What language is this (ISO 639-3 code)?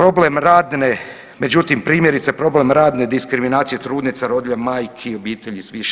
hrv